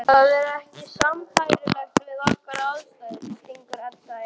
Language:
Icelandic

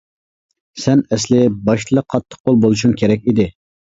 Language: Uyghur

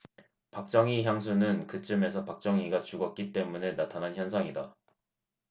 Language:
Korean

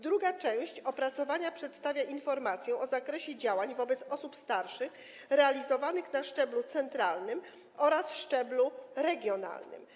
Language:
Polish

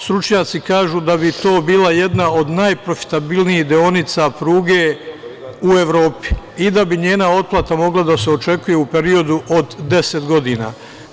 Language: Serbian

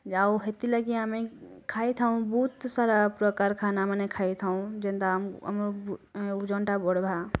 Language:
Odia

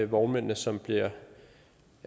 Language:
Danish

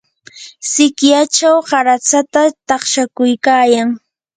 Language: Yanahuanca Pasco Quechua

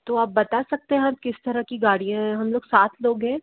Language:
Hindi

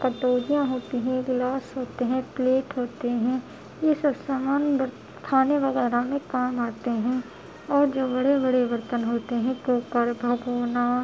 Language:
Urdu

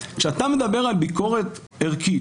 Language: Hebrew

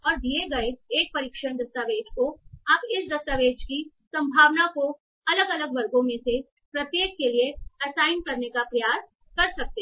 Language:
Hindi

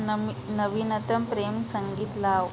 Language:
Marathi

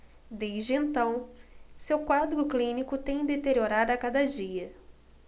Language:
Portuguese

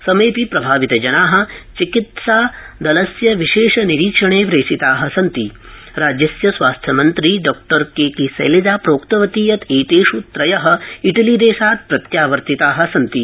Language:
Sanskrit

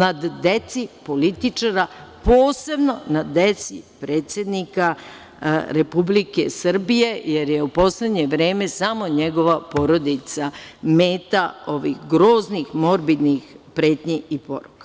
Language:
Serbian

